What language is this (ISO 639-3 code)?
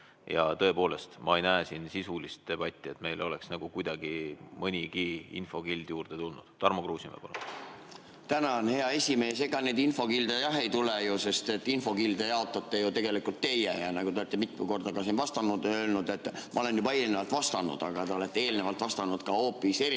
est